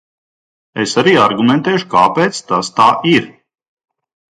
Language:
Latvian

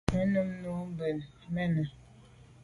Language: Medumba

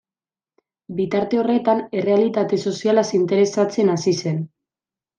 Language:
Basque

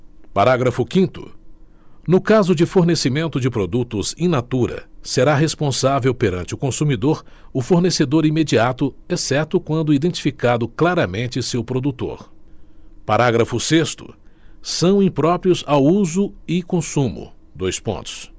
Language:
Portuguese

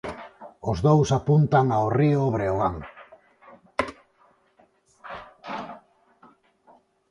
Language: Galician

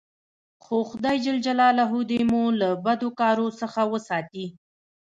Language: Pashto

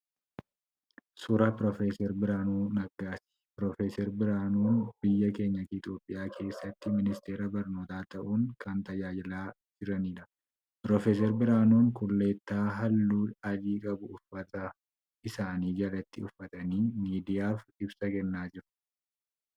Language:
Oromo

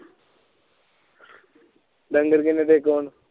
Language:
Punjabi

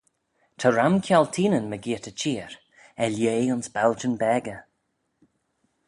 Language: Manx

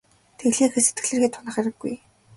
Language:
Mongolian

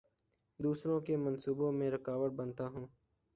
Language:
Urdu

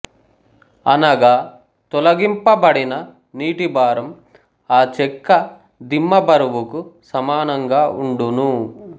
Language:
Telugu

